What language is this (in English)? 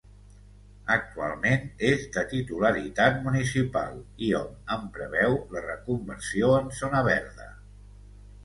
Catalan